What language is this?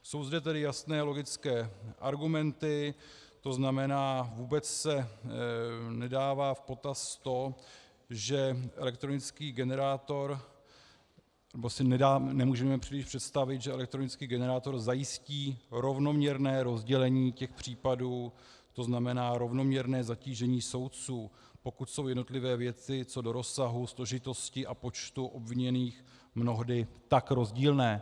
Czech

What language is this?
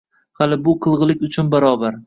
Uzbek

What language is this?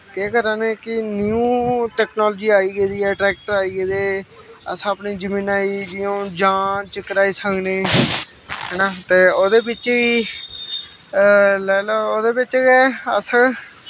Dogri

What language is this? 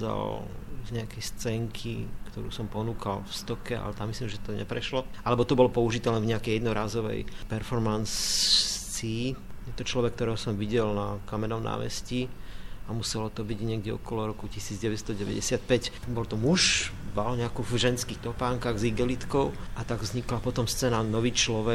Slovak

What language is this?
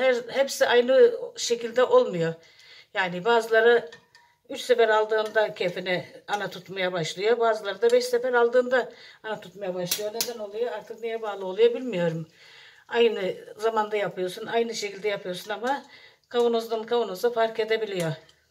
Turkish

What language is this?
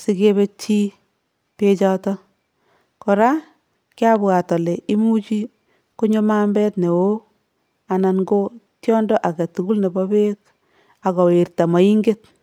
Kalenjin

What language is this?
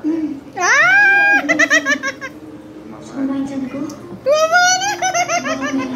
Filipino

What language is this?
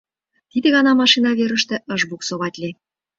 Mari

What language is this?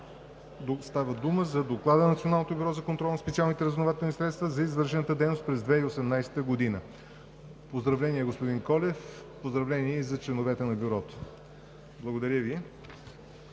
Bulgarian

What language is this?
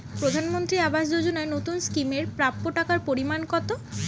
Bangla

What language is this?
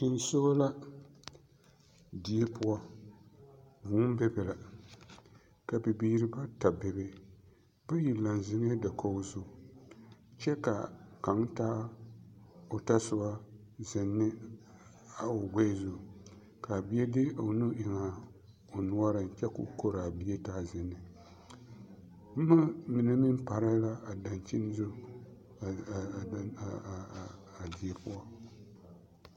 Southern Dagaare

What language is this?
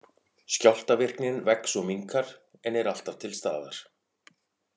Icelandic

